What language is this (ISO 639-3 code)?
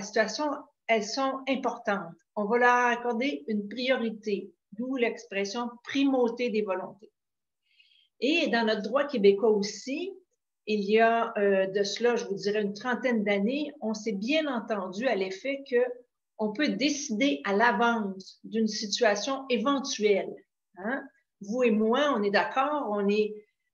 fra